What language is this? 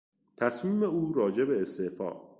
Persian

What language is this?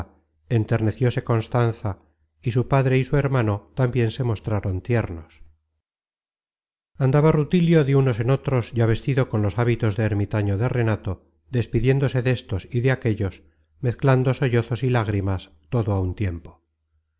Spanish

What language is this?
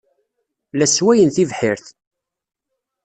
Kabyle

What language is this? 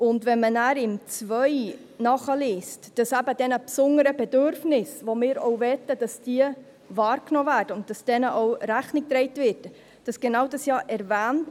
Swiss German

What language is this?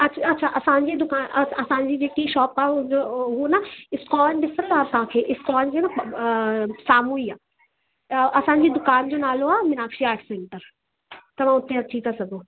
Sindhi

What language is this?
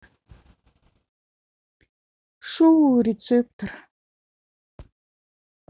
Russian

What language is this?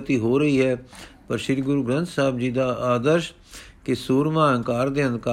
Punjabi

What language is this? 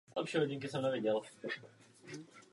Czech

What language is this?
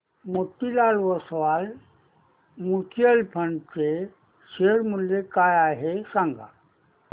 Marathi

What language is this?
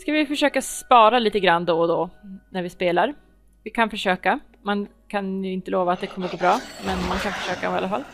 Swedish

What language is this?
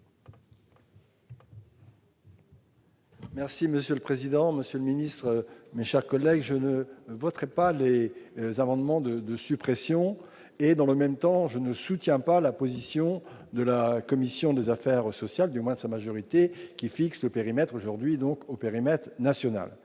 French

